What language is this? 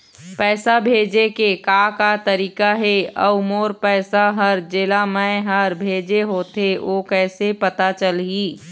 Chhattisgarhi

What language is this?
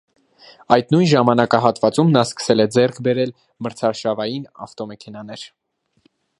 Armenian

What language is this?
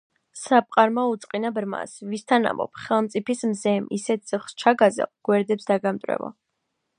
Georgian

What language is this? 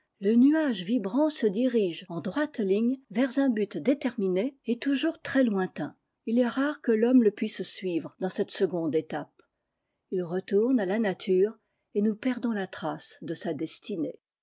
French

